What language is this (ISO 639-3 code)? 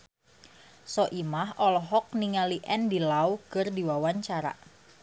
sun